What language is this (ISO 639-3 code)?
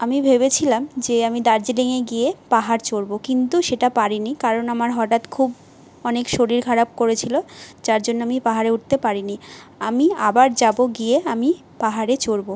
ben